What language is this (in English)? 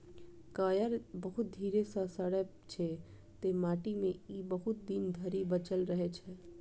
Maithili